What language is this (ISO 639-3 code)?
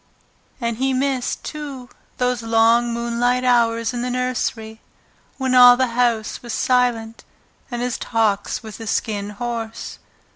eng